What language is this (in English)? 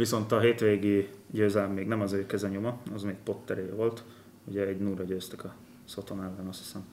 Hungarian